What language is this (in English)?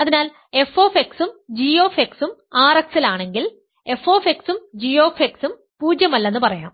Malayalam